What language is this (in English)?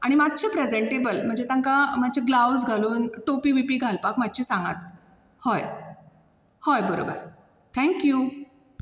Konkani